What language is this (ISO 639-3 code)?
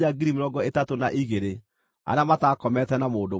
kik